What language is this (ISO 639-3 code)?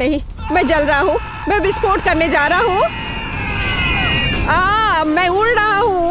hin